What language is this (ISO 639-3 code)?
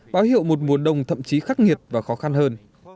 vie